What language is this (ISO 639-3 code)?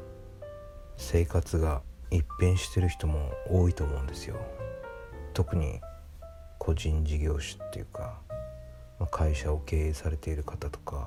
jpn